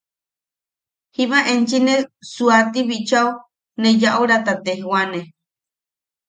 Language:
Yaqui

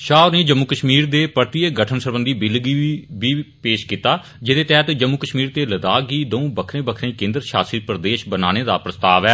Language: Dogri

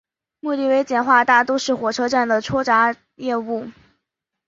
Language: Chinese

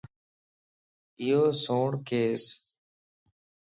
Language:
Lasi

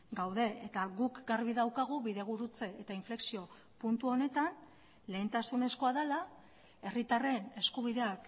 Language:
Basque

